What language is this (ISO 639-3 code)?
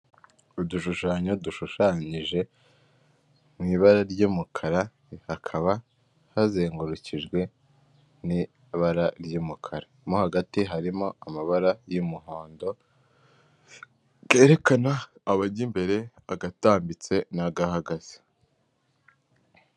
kin